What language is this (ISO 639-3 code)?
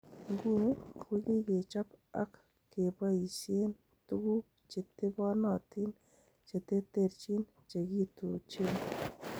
kln